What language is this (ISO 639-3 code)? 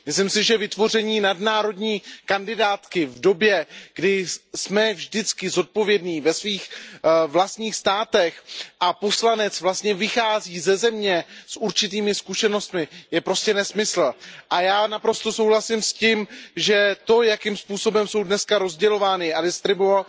ces